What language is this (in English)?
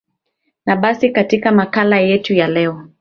Swahili